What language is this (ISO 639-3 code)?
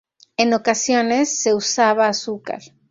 spa